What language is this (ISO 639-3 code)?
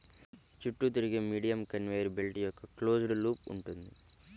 tel